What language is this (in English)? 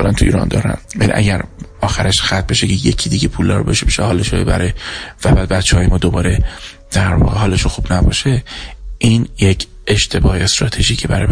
Persian